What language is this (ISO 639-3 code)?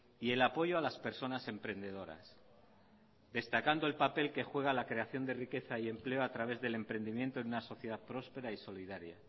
spa